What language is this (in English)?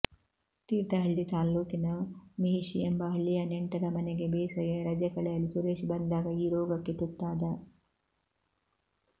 Kannada